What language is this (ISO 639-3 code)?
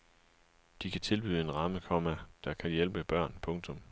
dan